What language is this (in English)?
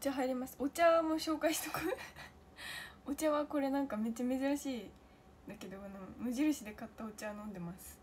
Japanese